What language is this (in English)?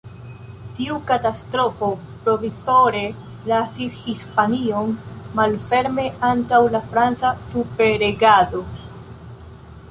Esperanto